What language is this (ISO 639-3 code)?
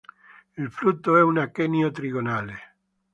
ita